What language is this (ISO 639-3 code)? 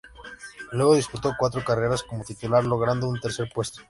spa